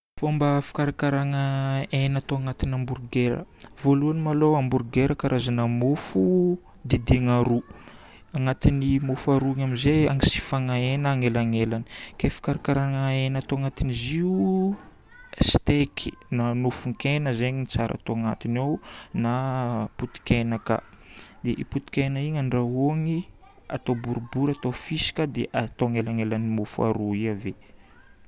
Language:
Northern Betsimisaraka Malagasy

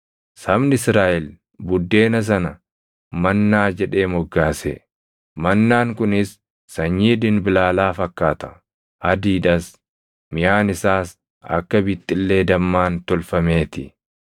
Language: Oromo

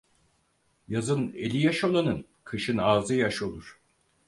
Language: Turkish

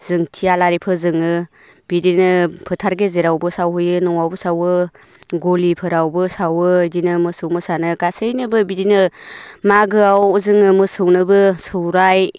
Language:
Bodo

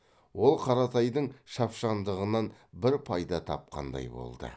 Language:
Kazakh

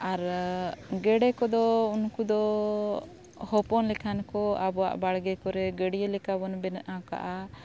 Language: Santali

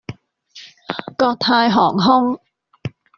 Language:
Cantonese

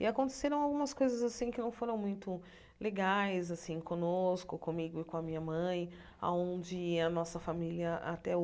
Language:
Portuguese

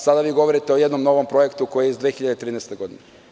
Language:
Serbian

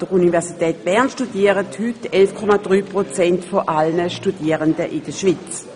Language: Swiss German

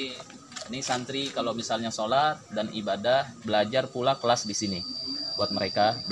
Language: Indonesian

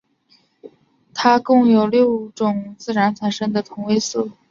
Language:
Chinese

